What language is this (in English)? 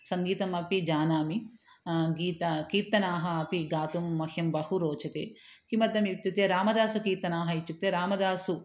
Sanskrit